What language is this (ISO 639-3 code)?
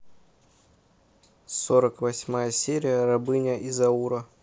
rus